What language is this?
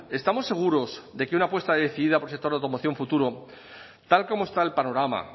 Spanish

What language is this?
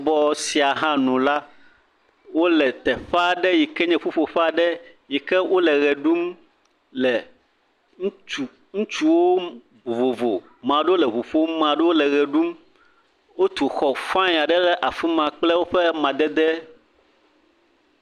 Ewe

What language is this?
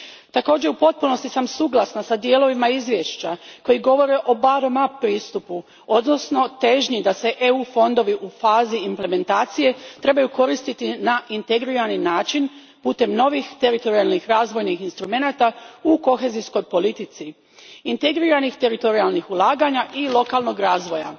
Croatian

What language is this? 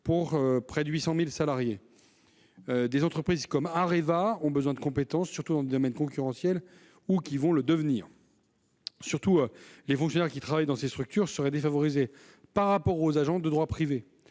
French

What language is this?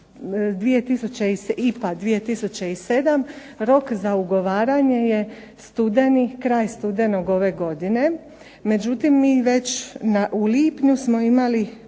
Croatian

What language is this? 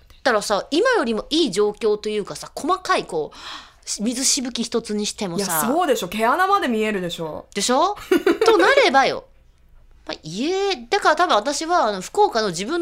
Japanese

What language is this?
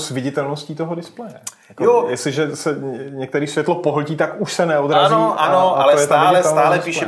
Czech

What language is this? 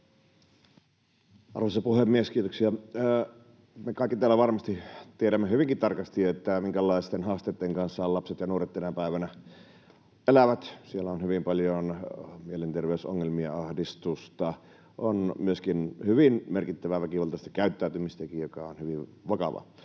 Finnish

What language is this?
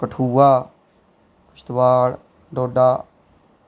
Dogri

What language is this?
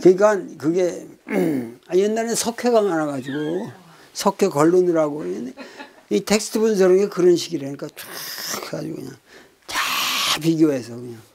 Korean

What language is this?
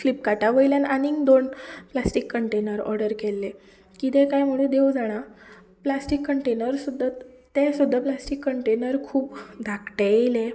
Konkani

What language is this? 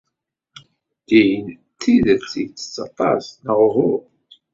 Kabyle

